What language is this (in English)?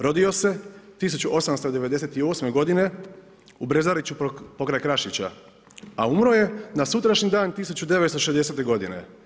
Croatian